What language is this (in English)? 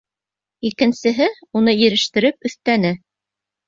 Bashkir